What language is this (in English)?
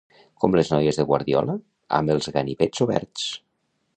Catalan